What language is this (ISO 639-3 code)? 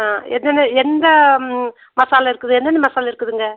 tam